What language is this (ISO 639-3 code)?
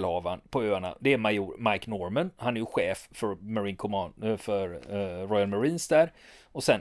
swe